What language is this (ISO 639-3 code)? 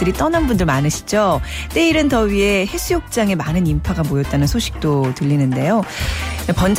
kor